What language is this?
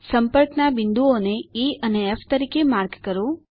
Gujarati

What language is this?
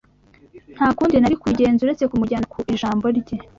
Kinyarwanda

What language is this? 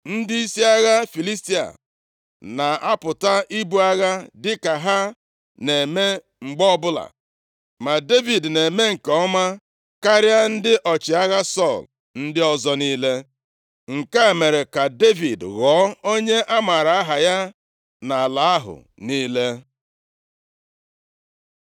Igbo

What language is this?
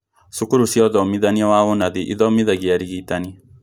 Kikuyu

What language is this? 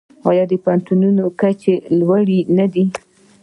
Pashto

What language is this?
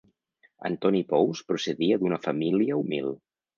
Catalan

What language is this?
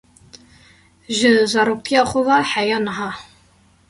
Kurdish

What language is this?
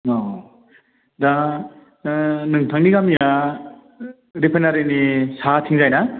Bodo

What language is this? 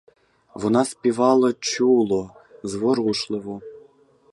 Ukrainian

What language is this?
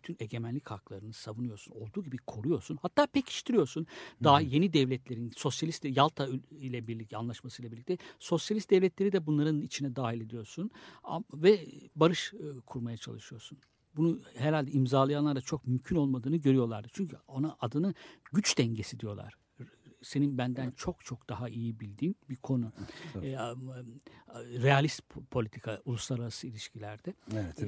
Turkish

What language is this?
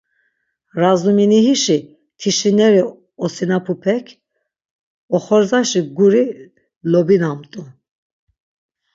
Laz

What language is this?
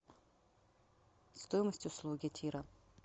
Russian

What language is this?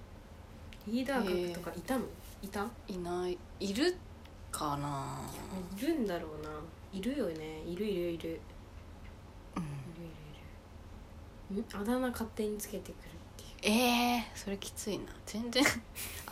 Japanese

